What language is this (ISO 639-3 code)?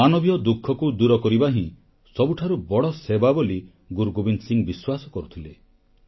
ori